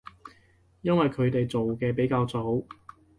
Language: Cantonese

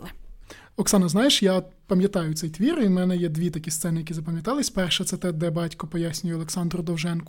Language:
Ukrainian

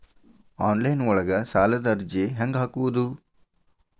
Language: Kannada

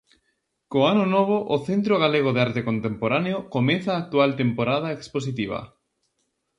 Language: Galician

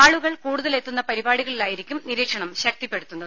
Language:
Malayalam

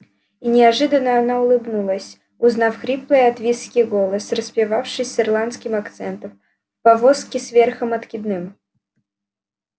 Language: Russian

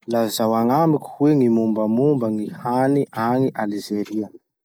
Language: Masikoro Malagasy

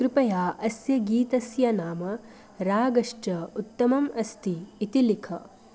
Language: Sanskrit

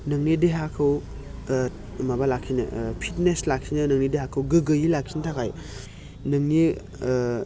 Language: Bodo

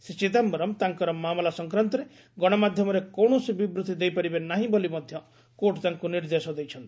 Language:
Odia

